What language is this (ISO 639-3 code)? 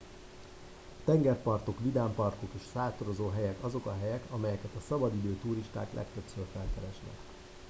hun